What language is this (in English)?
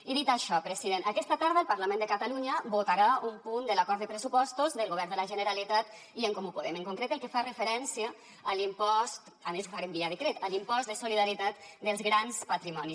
Catalan